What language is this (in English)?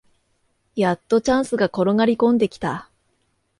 Japanese